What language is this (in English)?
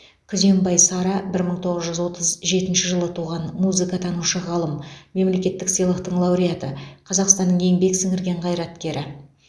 Kazakh